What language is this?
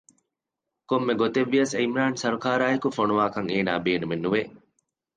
Divehi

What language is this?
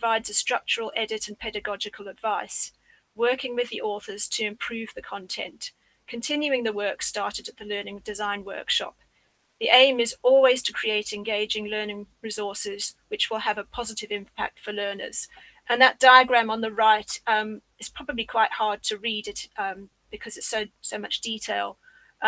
English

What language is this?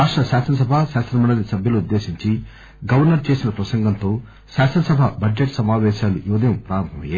Telugu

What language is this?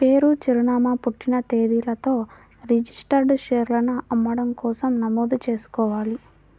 Telugu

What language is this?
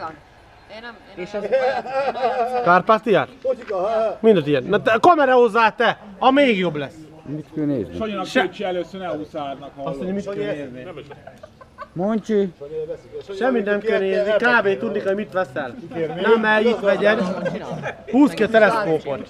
Hungarian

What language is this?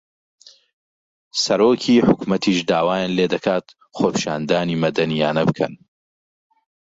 Central Kurdish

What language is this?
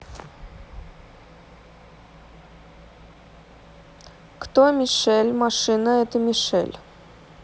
Russian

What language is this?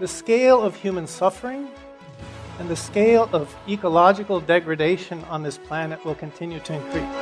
Persian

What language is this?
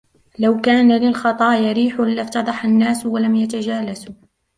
Arabic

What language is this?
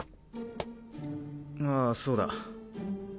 Japanese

